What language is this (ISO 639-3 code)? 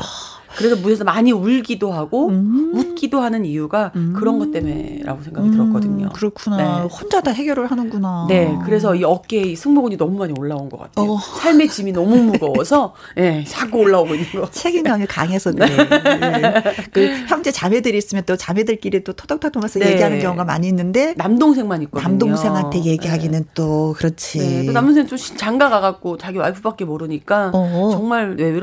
kor